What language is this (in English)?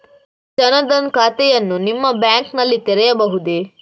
Kannada